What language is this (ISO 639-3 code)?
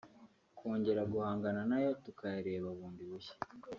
kin